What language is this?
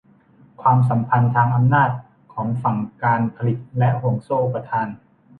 Thai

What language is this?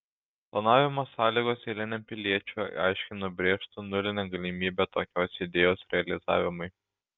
Lithuanian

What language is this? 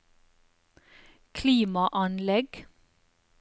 Norwegian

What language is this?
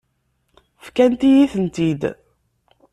Kabyle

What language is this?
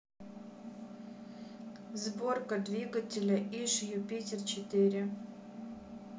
Russian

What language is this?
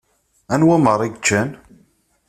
Kabyle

